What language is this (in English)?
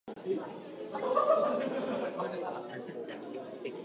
Japanese